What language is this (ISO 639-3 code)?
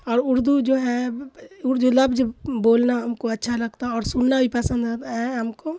urd